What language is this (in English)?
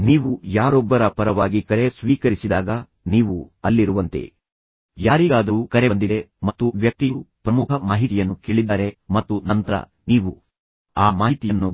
Kannada